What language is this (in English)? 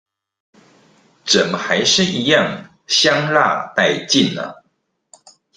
Chinese